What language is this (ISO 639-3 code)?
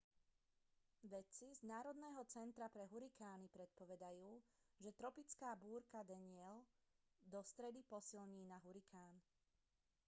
slk